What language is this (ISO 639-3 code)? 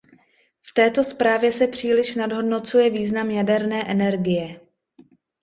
ces